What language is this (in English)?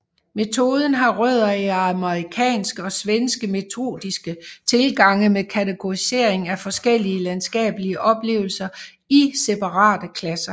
Danish